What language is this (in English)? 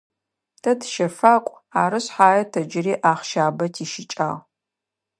Adyghe